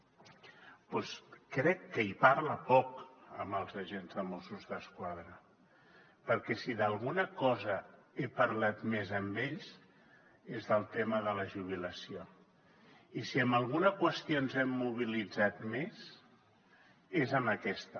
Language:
Catalan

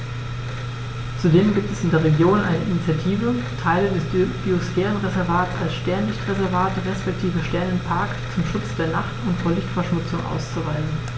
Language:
German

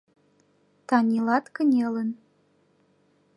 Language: Mari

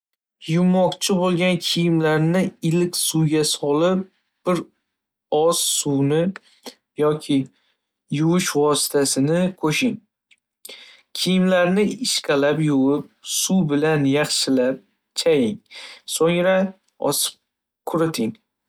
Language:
Uzbek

